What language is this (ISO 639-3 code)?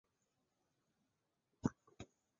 zho